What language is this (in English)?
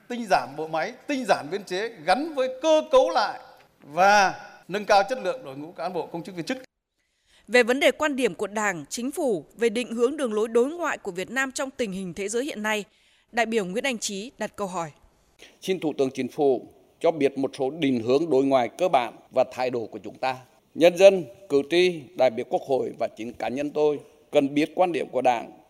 Vietnamese